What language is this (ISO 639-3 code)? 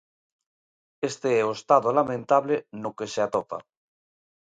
glg